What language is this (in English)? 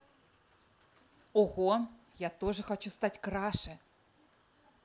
Russian